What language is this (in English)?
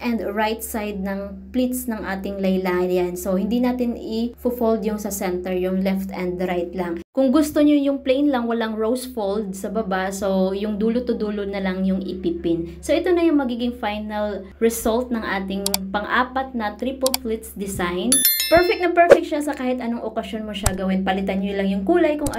Filipino